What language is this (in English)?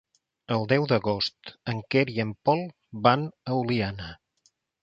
Catalan